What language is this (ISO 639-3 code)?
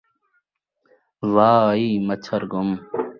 skr